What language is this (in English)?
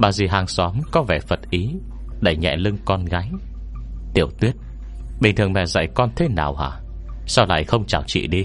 Vietnamese